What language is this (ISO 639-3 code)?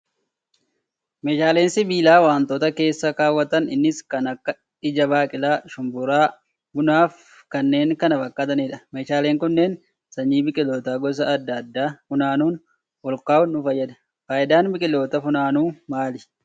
orm